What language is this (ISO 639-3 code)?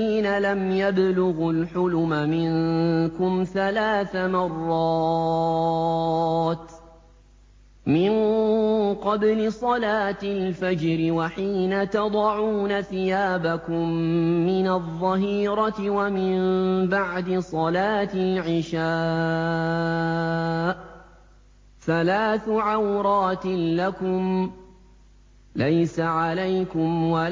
ara